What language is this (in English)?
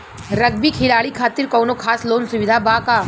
Bhojpuri